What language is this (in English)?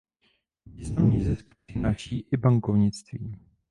Czech